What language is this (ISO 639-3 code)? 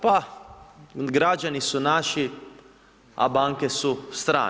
hrv